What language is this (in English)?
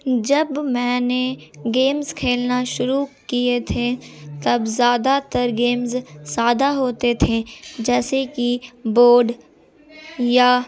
Urdu